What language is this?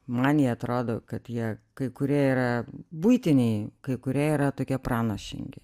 Lithuanian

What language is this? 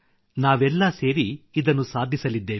Kannada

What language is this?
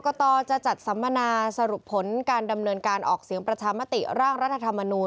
Thai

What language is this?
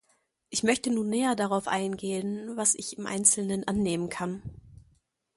German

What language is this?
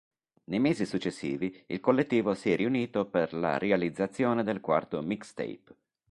Italian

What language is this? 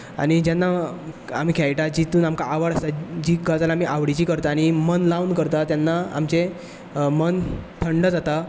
Konkani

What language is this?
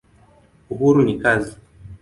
Swahili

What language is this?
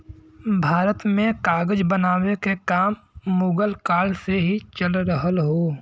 Bhojpuri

